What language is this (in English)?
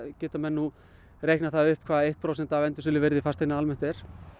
Icelandic